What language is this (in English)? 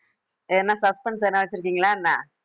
Tamil